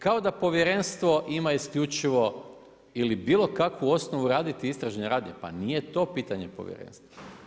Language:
Croatian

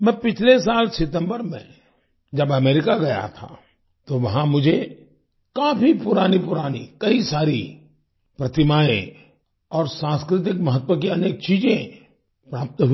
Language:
Hindi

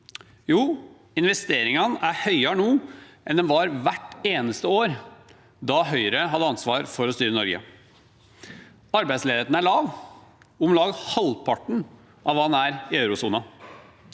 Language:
Norwegian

